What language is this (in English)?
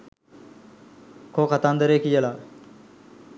Sinhala